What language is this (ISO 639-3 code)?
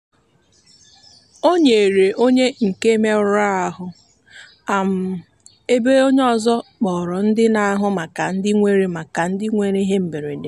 ibo